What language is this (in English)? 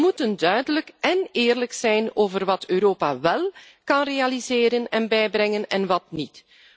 Dutch